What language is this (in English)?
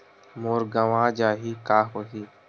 Chhattisgarhi